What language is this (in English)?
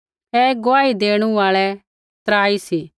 Kullu Pahari